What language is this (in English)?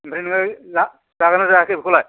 Bodo